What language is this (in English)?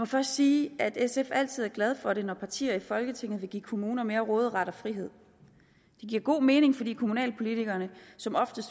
Danish